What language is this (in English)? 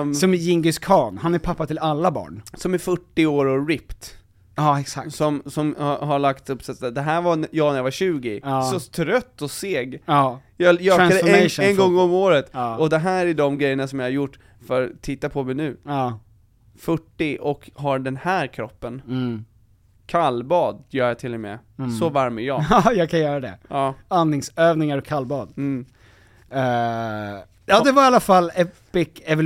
Swedish